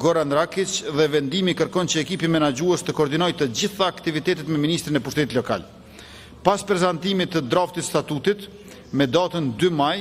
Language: Romanian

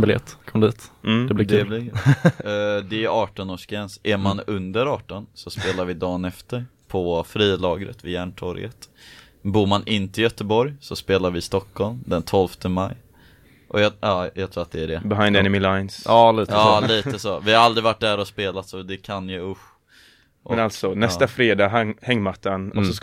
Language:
Swedish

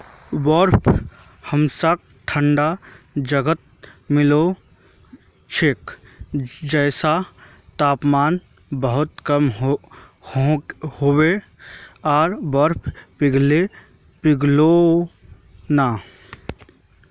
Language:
Magahi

